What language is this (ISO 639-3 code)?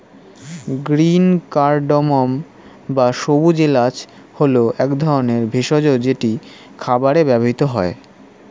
ben